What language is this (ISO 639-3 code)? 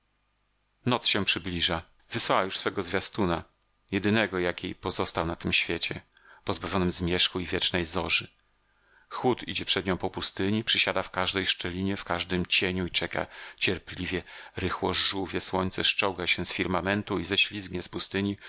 pol